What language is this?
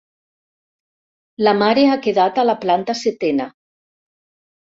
Catalan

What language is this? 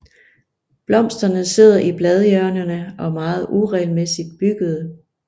Danish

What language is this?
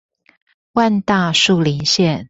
Chinese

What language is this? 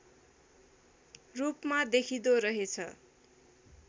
Nepali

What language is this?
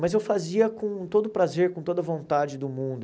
Portuguese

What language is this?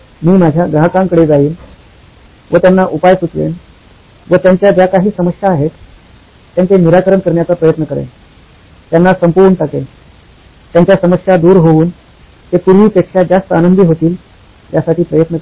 Marathi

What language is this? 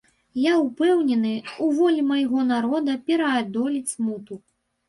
Belarusian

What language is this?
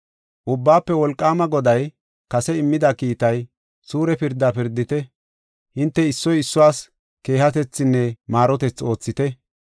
Gofa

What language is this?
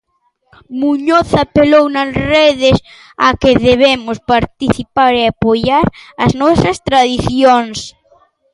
Galician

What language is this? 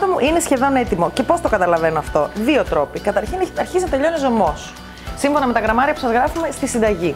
Greek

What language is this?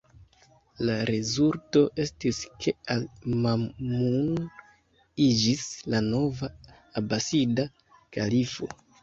Esperanto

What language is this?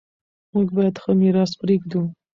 Pashto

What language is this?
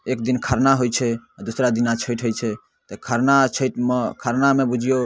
Maithili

